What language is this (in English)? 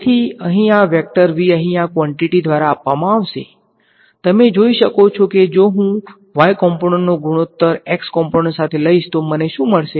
Gujarati